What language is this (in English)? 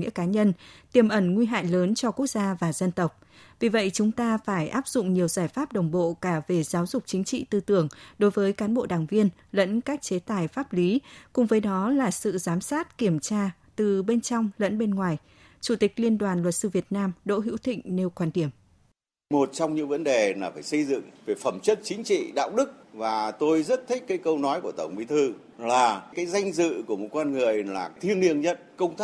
Vietnamese